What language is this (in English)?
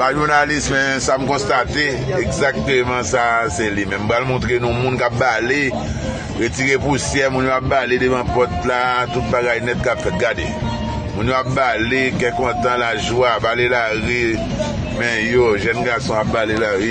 French